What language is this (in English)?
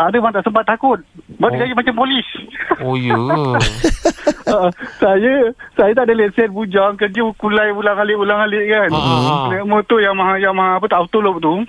Malay